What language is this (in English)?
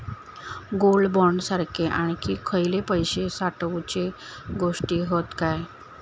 Marathi